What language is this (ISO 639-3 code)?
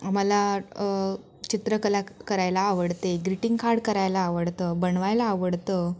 mar